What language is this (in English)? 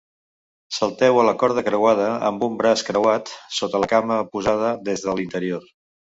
Catalan